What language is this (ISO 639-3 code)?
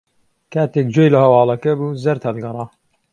ckb